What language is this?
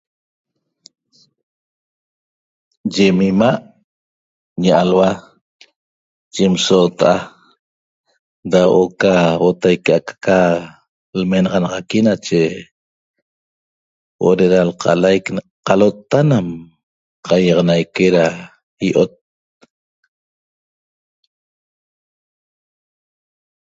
Toba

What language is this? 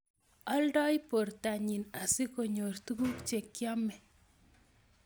Kalenjin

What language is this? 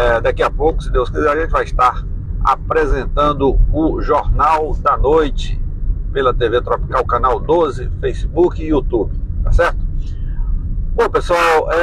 Portuguese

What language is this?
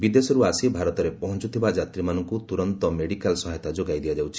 Odia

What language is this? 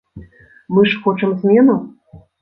Belarusian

